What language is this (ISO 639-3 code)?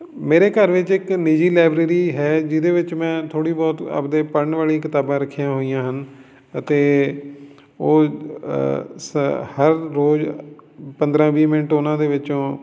pan